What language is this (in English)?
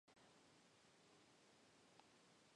Spanish